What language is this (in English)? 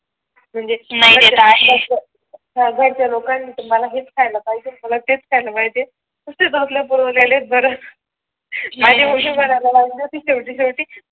Marathi